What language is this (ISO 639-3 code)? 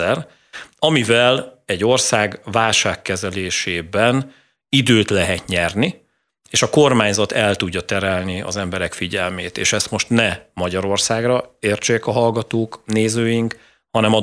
hun